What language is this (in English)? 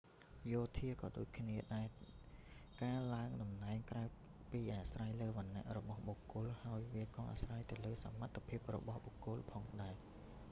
Khmer